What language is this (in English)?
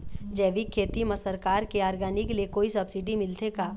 Chhattisgarhi